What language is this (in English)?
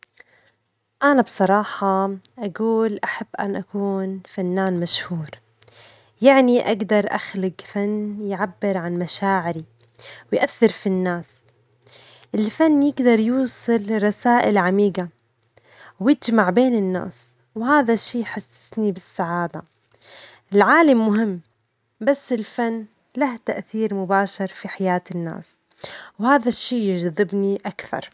Omani Arabic